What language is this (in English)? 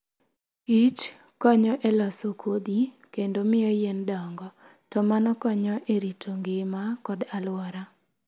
Luo (Kenya and Tanzania)